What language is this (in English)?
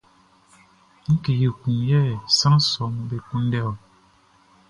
Baoulé